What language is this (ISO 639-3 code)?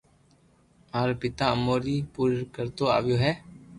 lrk